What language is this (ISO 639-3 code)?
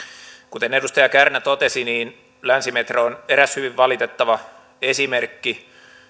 fin